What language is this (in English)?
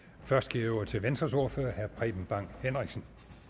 Danish